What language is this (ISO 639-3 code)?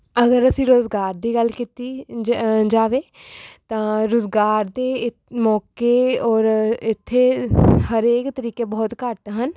pan